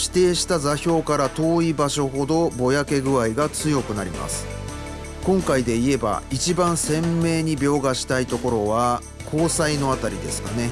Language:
Japanese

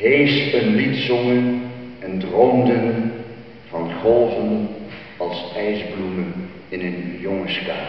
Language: Dutch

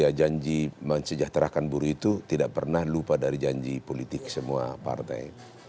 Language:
Indonesian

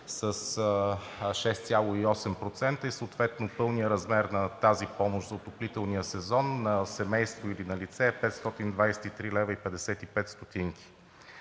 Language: Bulgarian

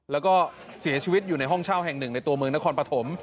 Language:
Thai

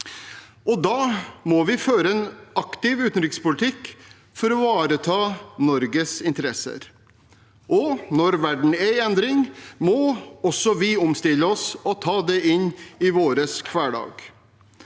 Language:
Norwegian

